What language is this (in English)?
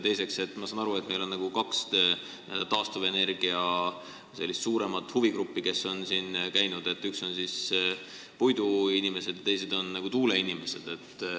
Estonian